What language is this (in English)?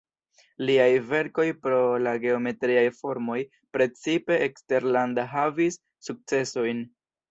Esperanto